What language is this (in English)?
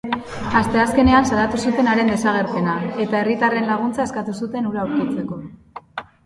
Basque